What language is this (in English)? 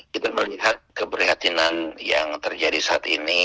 Indonesian